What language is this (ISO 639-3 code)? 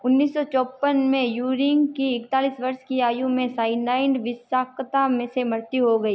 hin